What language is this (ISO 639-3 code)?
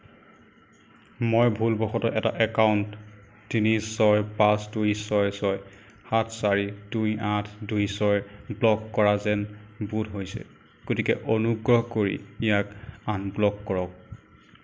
asm